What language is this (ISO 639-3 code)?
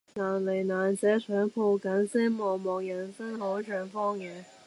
yue